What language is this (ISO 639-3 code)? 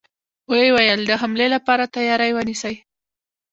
pus